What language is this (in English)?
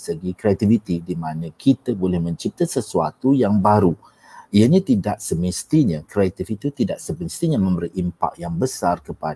Malay